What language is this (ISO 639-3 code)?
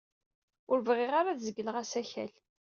kab